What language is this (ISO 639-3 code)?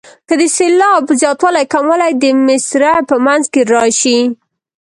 pus